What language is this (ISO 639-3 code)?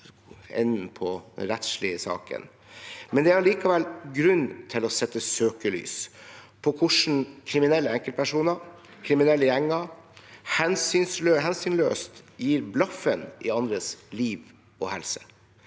nor